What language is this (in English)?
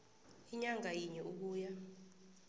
South Ndebele